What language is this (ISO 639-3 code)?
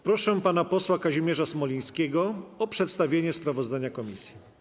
pol